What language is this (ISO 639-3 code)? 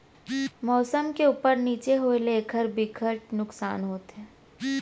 hne